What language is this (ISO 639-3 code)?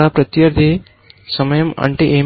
tel